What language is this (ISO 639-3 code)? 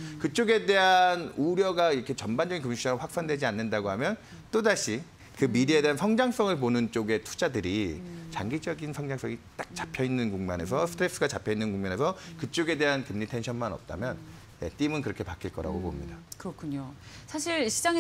kor